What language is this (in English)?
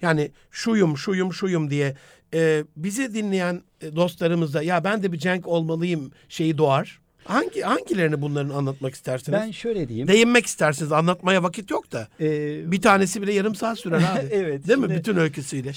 Turkish